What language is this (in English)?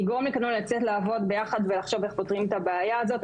Hebrew